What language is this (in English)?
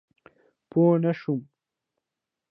Pashto